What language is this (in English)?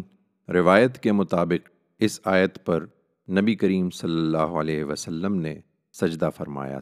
Urdu